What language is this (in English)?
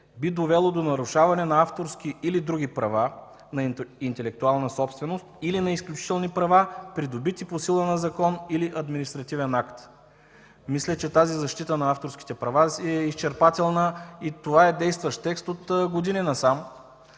Bulgarian